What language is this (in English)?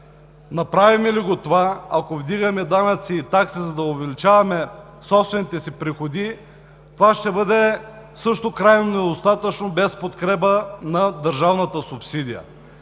Bulgarian